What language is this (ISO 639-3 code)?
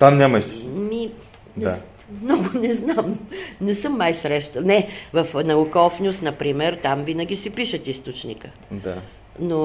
bul